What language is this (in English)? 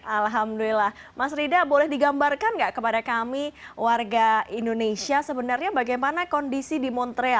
Indonesian